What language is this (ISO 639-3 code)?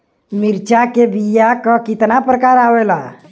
bho